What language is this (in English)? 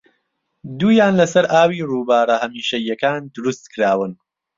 Central Kurdish